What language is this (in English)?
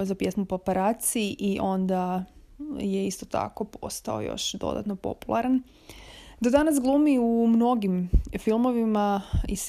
Croatian